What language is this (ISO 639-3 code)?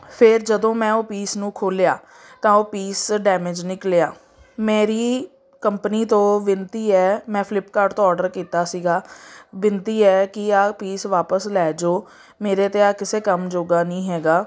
pan